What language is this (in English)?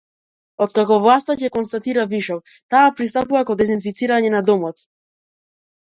Macedonian